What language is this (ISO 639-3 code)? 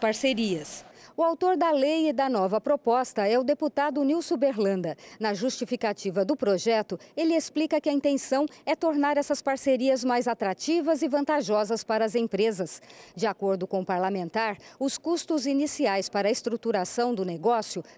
por